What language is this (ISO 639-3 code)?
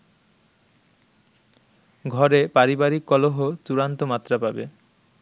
ben